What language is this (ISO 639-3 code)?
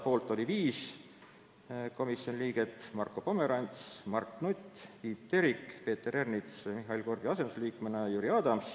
est